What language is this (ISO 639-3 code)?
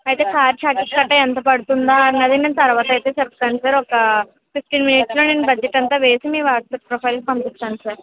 tel